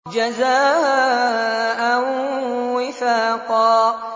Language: Arabic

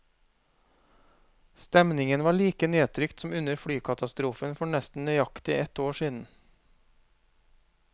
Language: Norwegian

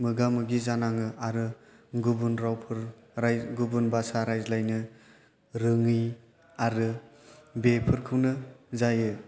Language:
Bodo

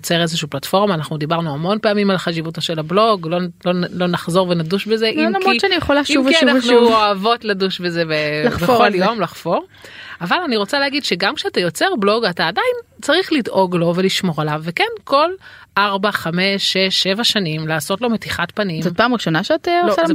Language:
Hebrew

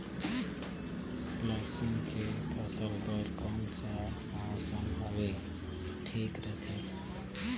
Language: Chhattisgarhi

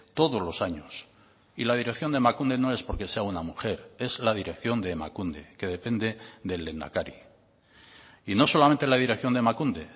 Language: Spanish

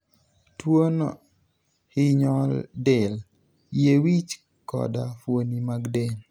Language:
Luo (Kenya and Tanzania)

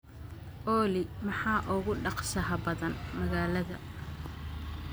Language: Somali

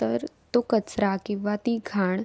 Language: Marathi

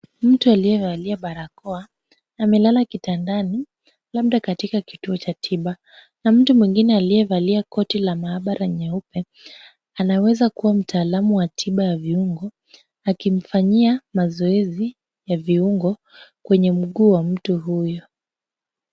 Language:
Swahili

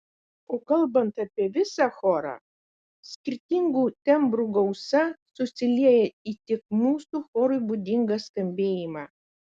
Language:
Lithuanian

